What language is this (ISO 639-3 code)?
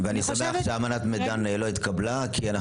heb